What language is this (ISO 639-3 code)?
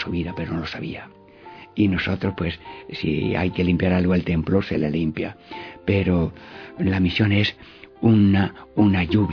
spa